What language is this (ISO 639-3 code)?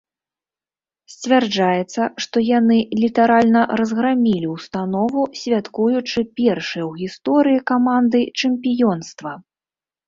bel